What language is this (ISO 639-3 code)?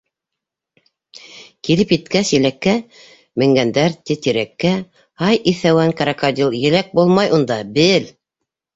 bak